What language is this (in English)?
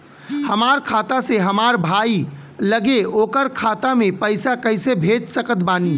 Bhojpuri